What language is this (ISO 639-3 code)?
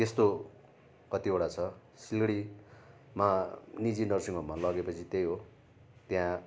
nep